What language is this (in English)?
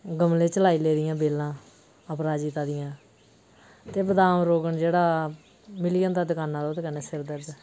Dogri